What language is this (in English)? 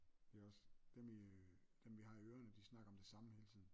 Danish